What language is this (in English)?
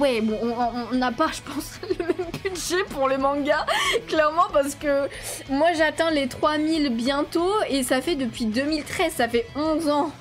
French